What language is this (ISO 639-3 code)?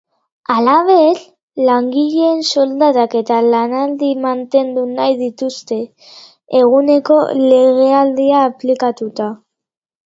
eus